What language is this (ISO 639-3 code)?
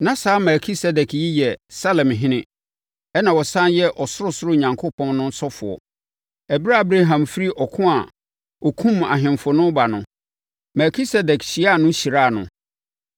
aka